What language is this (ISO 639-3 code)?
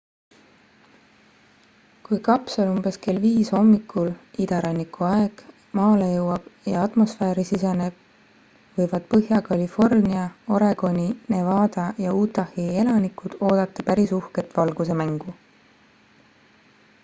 est